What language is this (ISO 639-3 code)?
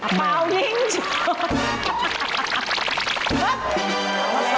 tha